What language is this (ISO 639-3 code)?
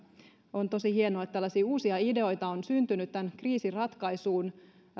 fin